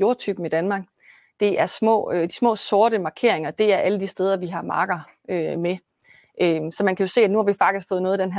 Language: Danish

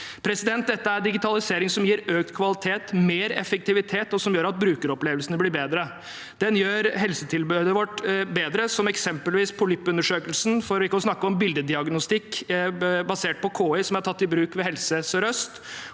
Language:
Norwegian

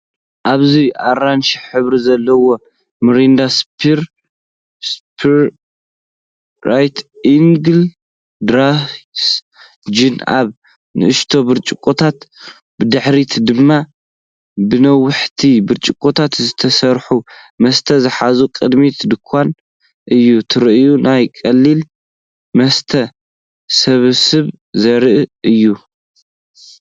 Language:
Tigrinya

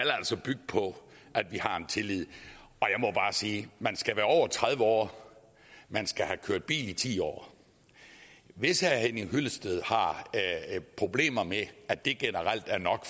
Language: Danish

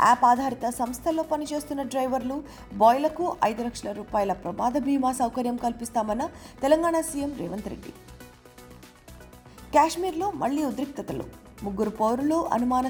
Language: Telugu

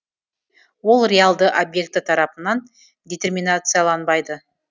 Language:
Kazakh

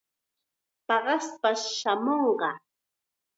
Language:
Chiquián Ancash Quechua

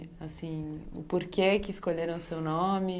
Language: Portuguese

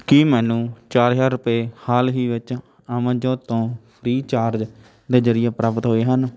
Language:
Punjabi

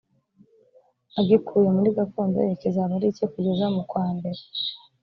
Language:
Kinyarwanda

